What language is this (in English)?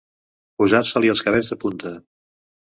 Catalan